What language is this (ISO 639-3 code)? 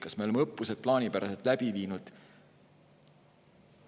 est